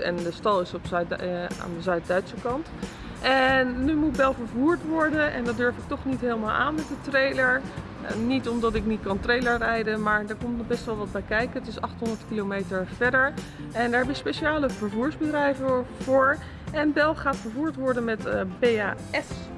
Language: Dutch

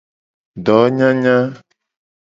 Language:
Gen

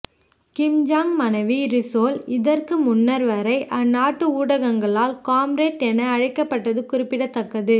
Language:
Tamil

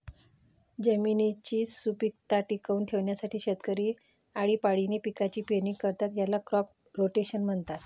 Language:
Marathi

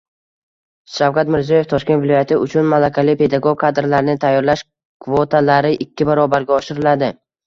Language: Uzbek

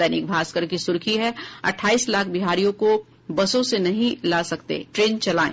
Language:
Hindi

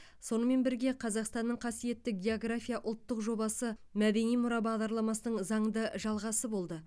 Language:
Kazakh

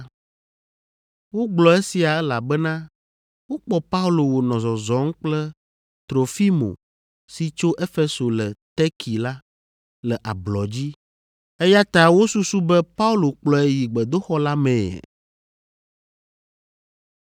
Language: Ewe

